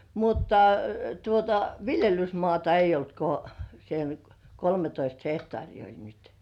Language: Finnish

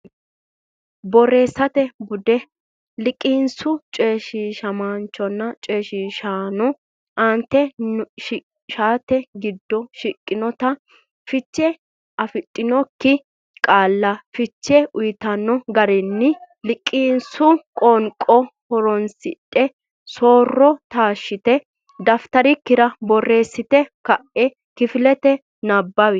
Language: Sidamo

